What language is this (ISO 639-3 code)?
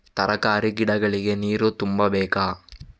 kan